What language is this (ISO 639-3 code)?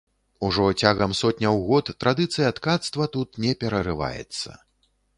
bel